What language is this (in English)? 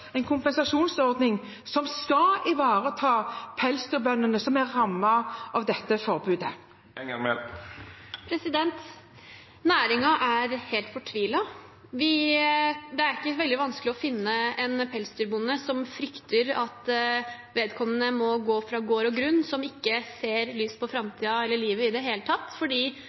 Norwegian Bokmål